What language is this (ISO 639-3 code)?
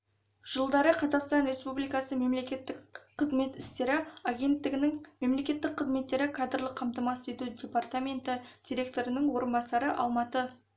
kaz